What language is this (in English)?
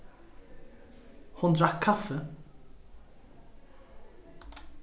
Faroese